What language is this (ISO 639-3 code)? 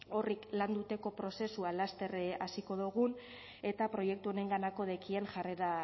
eus